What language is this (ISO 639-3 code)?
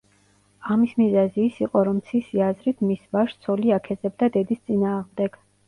kat